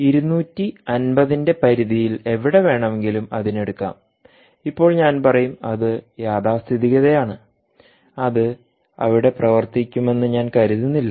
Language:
Malayalam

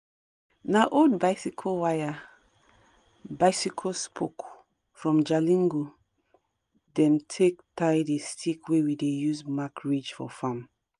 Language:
Nigerian Pidgin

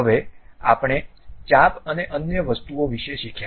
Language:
Gujarati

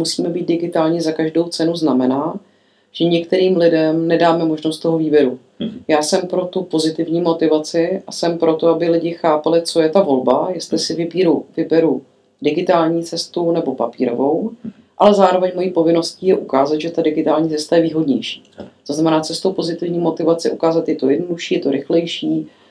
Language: Czech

